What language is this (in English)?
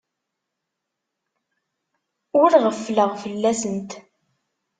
Kabyle